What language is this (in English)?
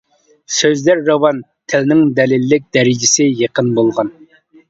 Uyghur